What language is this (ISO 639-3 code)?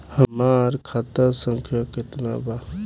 bho